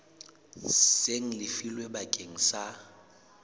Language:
Southern Sotho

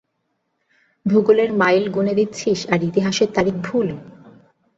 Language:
Bangla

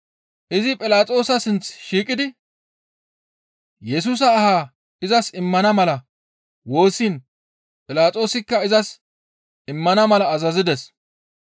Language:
Gamo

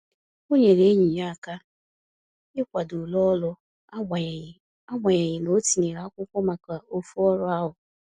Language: Igbo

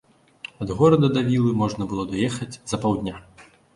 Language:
Belarusian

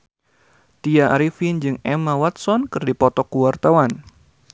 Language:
Sundanese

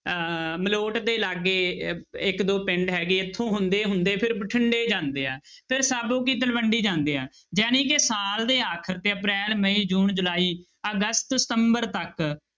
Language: Punjabi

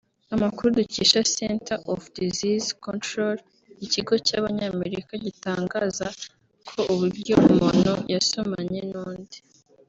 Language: Kinyarwanda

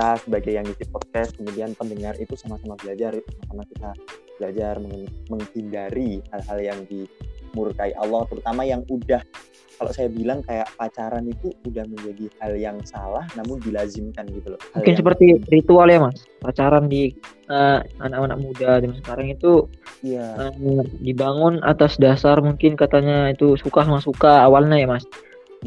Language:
Indonesian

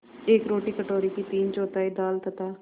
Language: Hindi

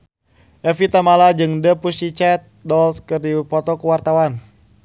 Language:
Sundanese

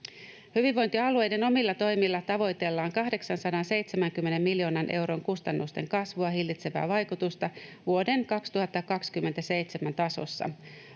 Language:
Finnish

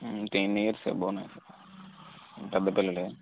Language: Telugu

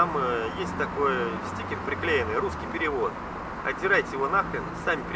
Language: Russian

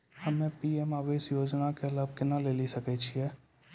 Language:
Maithili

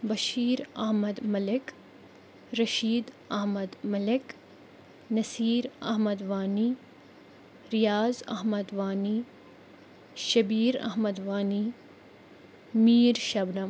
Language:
Kashmiri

